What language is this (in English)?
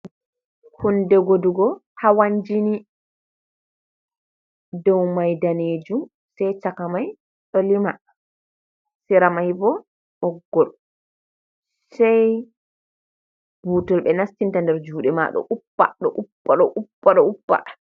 Fula